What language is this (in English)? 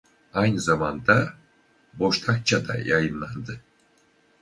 Turkish